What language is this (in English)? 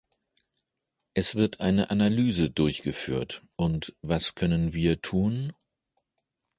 German